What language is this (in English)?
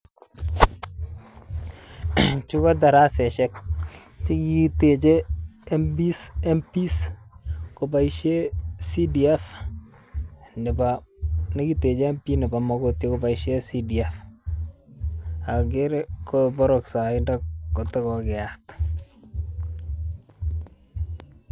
Kalenjin